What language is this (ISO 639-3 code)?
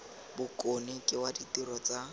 tsn